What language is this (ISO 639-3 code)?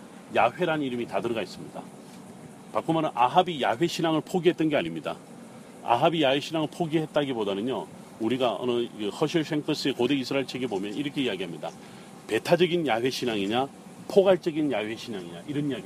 kor